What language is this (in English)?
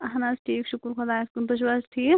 Kashmiri